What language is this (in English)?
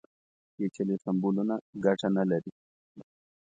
Pashto